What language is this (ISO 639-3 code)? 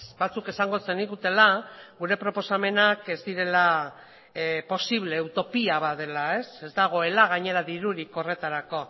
eus